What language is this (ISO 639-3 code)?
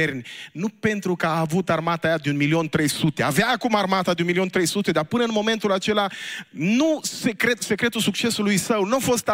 ron